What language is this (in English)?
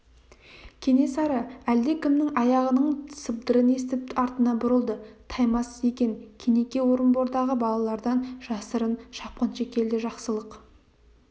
Kazakh